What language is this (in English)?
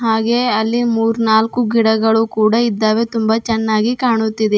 Kannada